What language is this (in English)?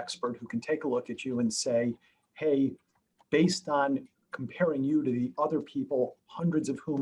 English